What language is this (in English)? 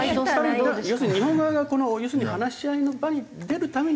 Japanese